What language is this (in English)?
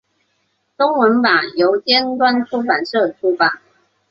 Chinese